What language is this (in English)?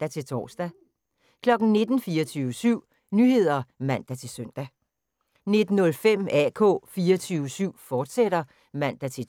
Danish